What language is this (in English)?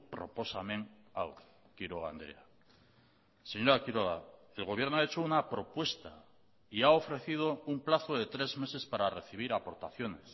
Spanish